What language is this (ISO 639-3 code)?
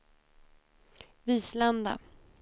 swe